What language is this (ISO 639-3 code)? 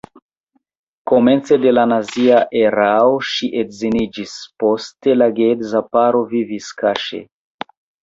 epo